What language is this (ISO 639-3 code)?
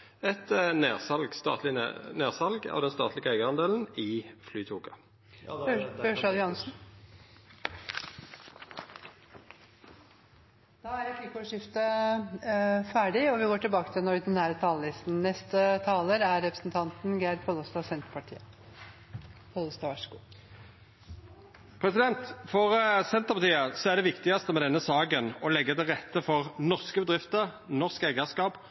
nno